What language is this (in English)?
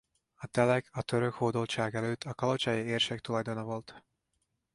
Hungarian